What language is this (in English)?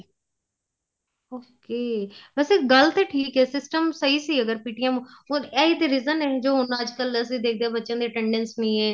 Punjabi